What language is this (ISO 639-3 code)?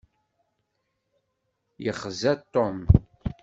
kab